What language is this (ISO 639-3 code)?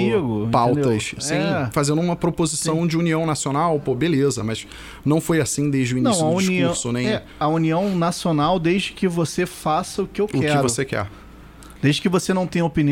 por